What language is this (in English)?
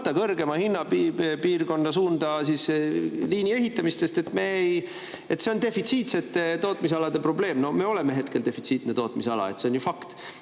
Estonian